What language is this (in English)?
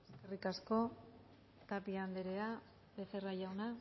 Basque